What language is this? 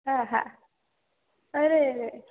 Gujarati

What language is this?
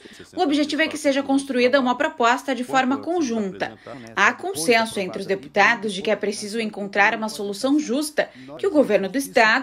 Portuguese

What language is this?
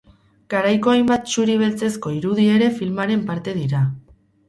Basque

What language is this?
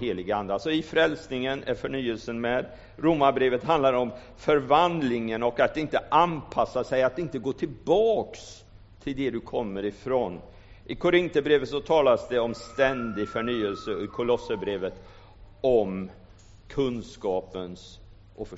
Swedish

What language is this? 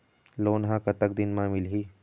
Chhattisgarhi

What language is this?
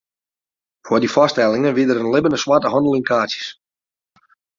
Western Frisian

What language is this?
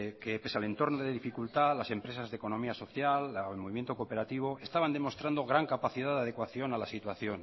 Spanish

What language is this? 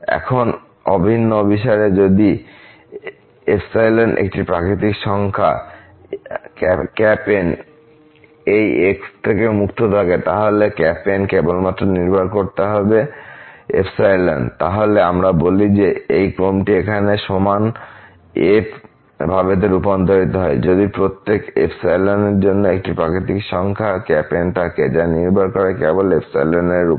Bangla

